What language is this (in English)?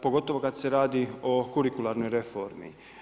Croatian